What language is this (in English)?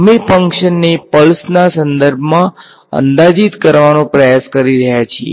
Gujarati